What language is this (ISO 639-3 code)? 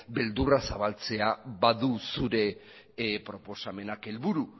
eus